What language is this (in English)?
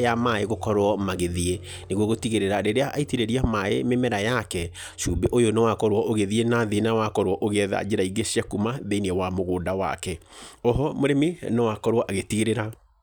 Kikuyu